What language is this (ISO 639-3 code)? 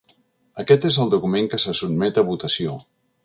cat